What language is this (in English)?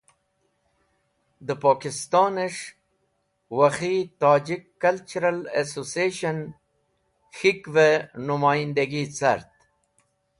Wakhi